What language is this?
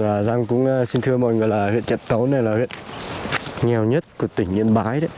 Vietnamese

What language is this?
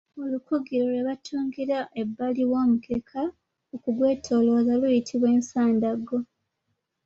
Ganda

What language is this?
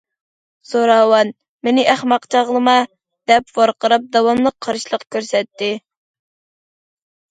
Uyghur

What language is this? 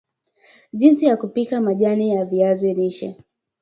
Swahili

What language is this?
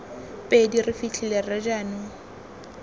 Tswana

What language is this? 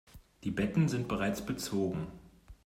German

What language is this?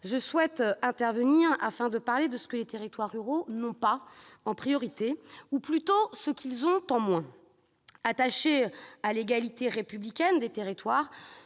French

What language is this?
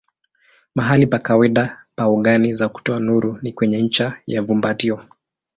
Swahili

